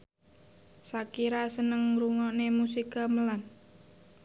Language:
Javanese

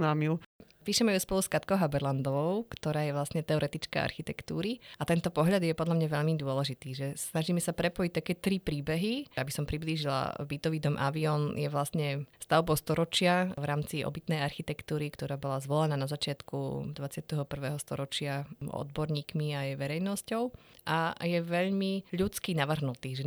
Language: Slovak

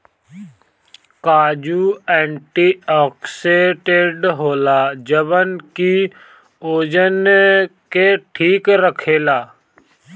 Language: Bhojpuri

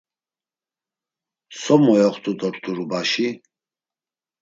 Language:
Laz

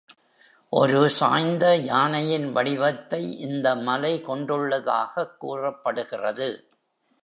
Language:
Tamil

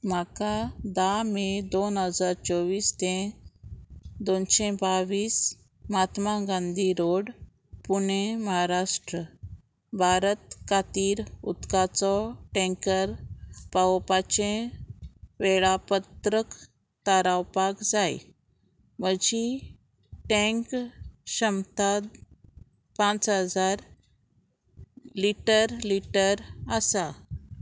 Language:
Konkani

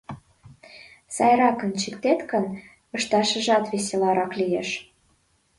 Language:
Mari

